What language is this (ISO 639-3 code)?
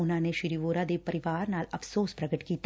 pan